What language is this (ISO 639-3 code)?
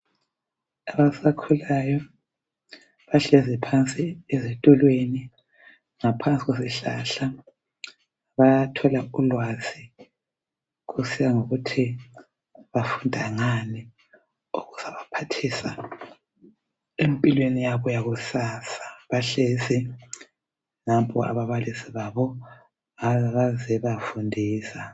nde